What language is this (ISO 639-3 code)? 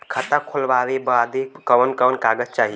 bho